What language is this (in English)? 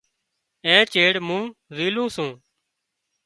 Wadiyara Koli